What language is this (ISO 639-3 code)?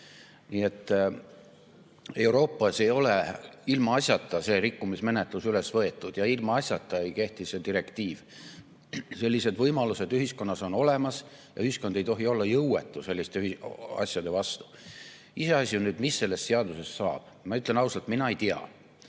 est